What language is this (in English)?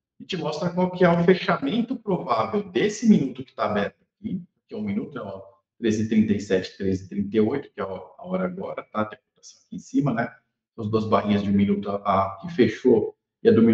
Portuguese